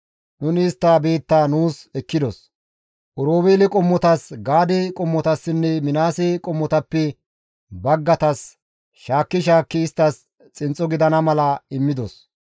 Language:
Gamo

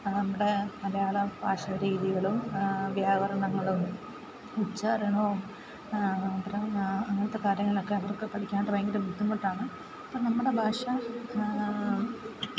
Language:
Malayalam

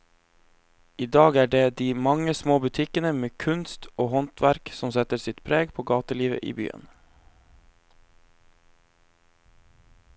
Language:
Norwegian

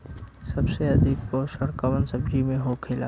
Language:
Bhojpuri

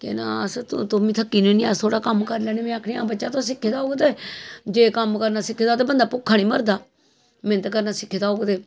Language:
Dogri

